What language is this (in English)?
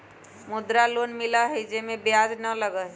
Magahi